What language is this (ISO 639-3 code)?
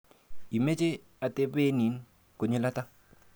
kln